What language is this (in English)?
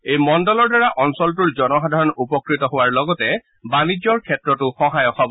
Assamese